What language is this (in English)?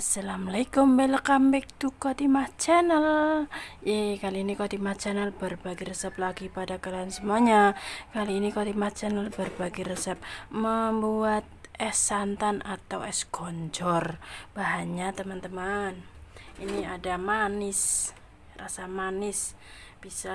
Indonesian